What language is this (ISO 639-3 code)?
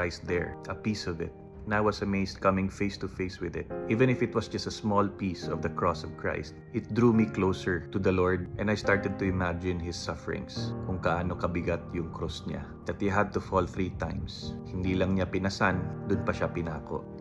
fil